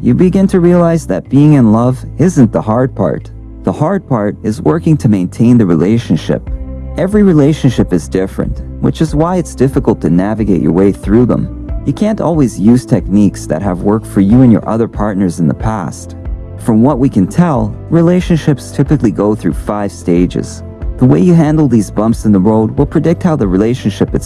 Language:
English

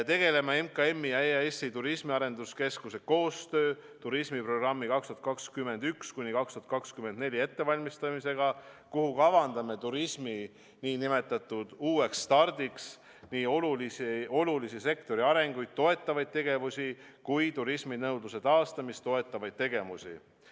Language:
Estonian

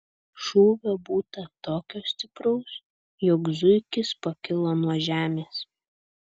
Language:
Lithuanian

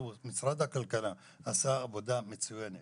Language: Hebrew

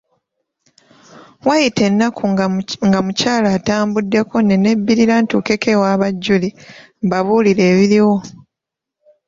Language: Ganda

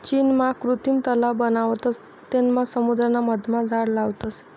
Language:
Marathi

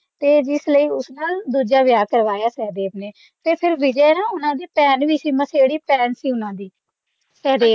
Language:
Punjabi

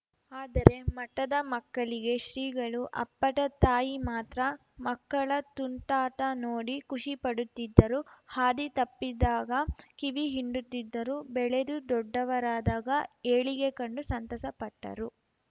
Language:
Kannada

